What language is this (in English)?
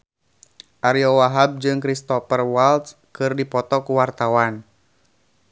Sundanese